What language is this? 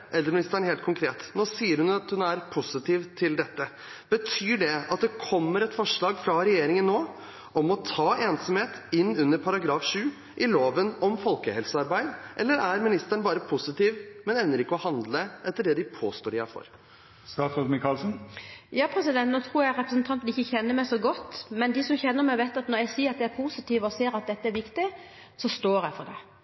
Norwegian Bokmål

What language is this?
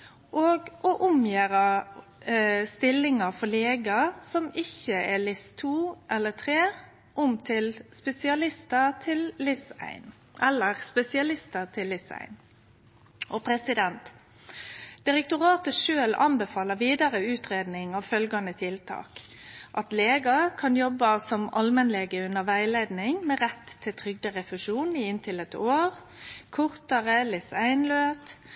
Norwegian Nynorsk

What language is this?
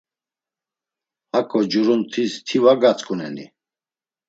Laz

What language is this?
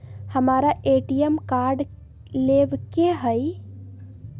Magahi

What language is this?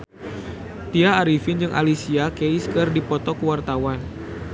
Sundanese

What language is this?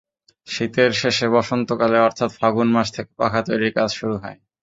Bangla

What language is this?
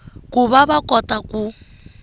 Tsonga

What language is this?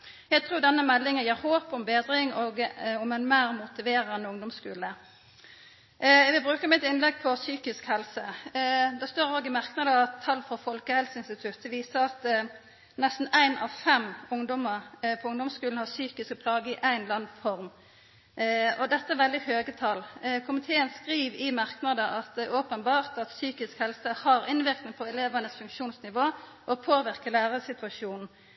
Norwegian Nynorsk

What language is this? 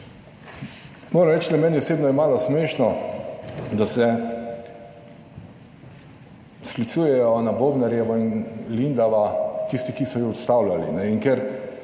Slovenian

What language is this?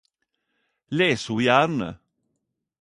Norwegian Nynorsk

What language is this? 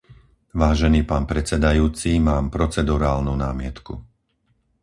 Slovak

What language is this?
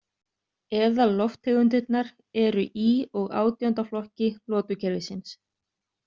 Icelandic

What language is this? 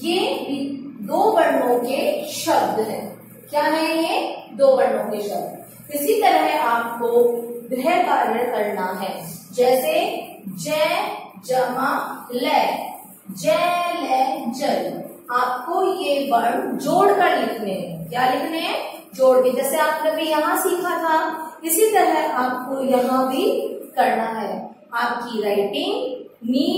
Hindi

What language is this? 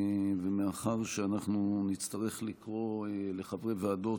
Hebrew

